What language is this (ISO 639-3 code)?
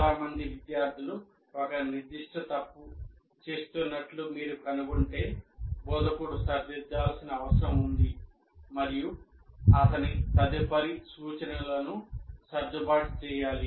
tel